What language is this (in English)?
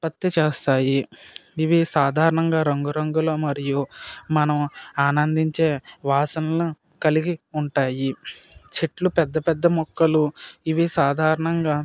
Telugu